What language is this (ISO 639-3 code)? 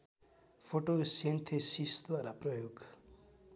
nep